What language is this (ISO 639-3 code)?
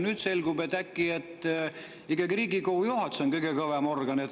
est